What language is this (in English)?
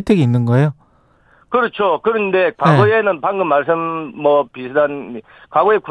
Korean